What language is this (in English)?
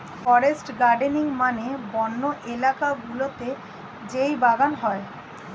Bangla